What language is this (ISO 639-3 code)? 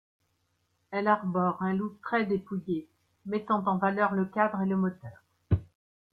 fra